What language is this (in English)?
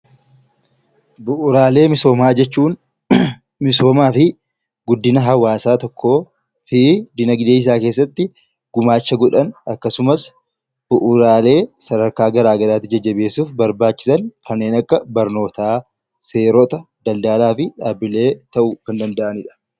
Oromo